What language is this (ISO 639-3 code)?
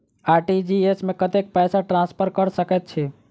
mai